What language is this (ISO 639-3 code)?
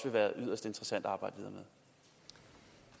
dan